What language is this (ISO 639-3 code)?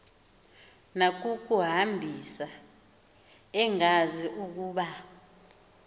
xho